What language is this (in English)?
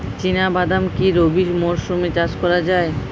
Bangla